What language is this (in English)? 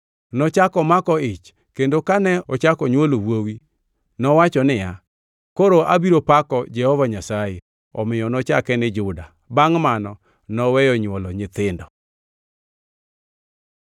Luo (Kenya and Tanzania)